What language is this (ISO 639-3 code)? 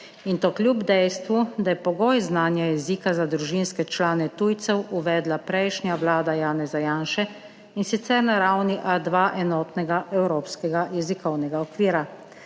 slv